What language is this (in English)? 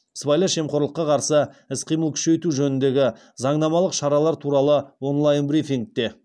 Kazakh